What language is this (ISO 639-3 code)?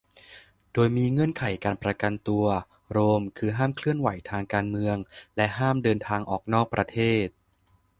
tha